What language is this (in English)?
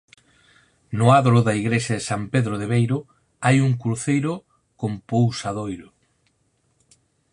Galician